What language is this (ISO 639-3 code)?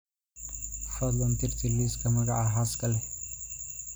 som